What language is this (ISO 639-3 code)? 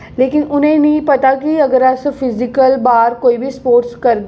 doi